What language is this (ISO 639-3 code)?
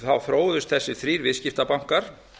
isl